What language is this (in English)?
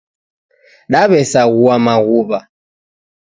Taita